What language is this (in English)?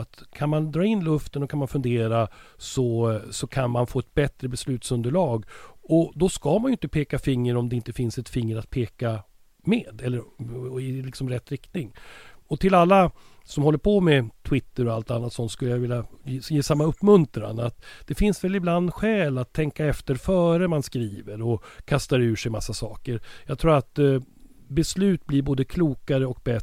Swedish